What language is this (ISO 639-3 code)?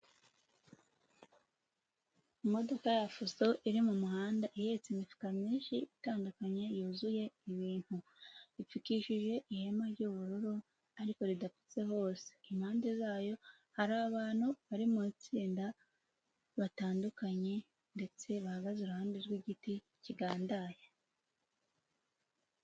kin